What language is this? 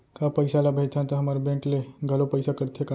Chhattisgarhi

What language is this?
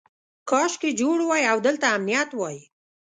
Pashto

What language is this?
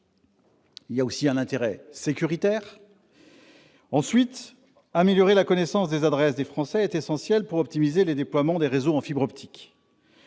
French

